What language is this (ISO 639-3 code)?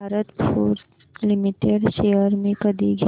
mar